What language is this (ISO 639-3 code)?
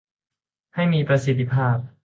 tha